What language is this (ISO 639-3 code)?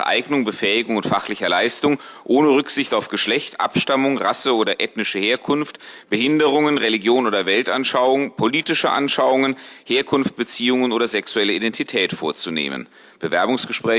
deu